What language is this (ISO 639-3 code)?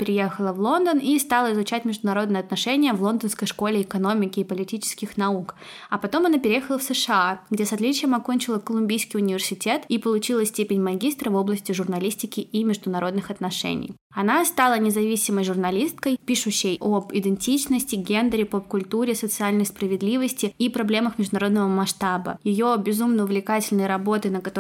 rus